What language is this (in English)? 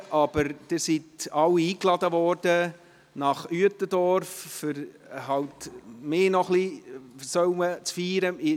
Swiss German